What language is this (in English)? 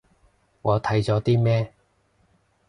Cantonese